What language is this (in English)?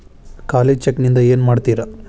Kannada